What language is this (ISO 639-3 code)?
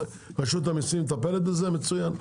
heb